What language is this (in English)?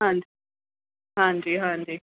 Punjabi